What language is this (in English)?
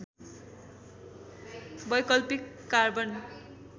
Nepali